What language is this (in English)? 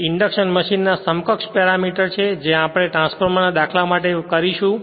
Gujarati